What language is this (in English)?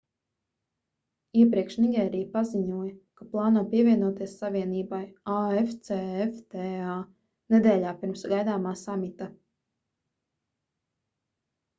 Latvian